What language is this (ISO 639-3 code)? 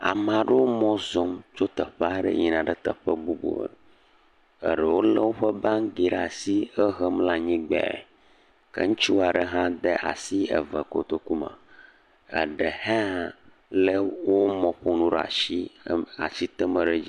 ewe